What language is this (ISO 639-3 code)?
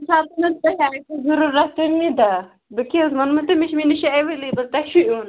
kas